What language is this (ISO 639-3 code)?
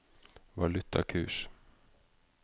nor